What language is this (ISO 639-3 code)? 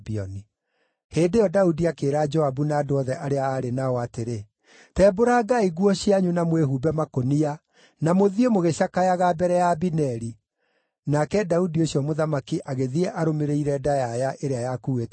kik